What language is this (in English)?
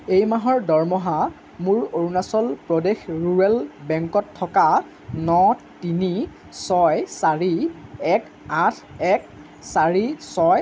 Assamese